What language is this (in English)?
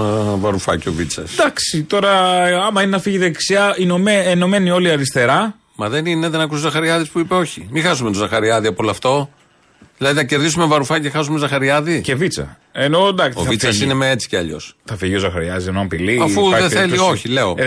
Greek